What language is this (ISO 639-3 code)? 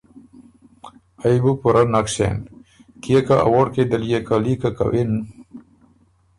oru